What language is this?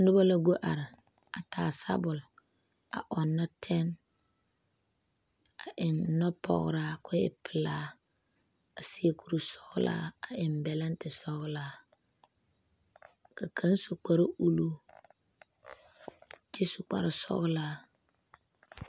Southern Dagaare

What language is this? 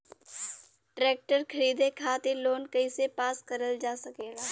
Bhojpuri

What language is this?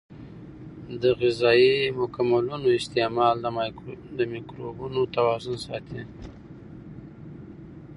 Pashto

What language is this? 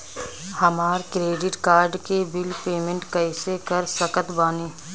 Bhojpuri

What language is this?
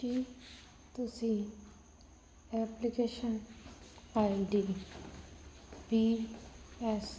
Punjabi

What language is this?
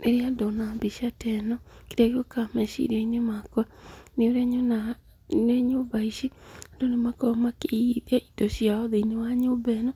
Kikuyu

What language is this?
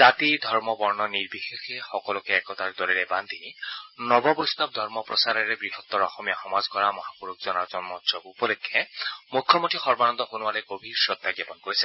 Assamese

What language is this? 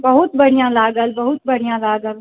Maithili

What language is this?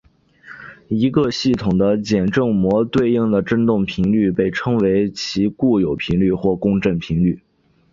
Chinese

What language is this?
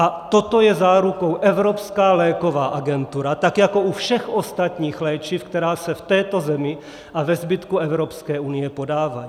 Czech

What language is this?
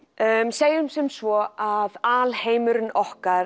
Icelandic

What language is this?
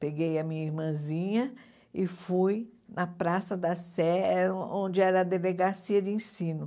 Portuguese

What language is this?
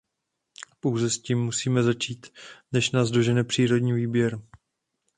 Czech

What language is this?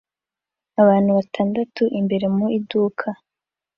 Kinyarwanda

